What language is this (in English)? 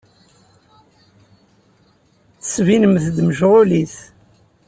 Kabyle